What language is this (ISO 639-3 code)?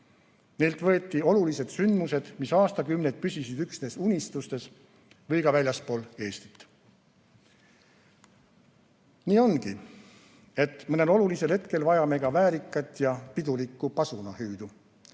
est